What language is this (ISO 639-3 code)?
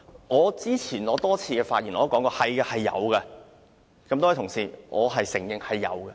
yue